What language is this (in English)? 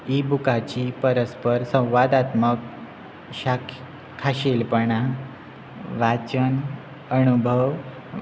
Konkani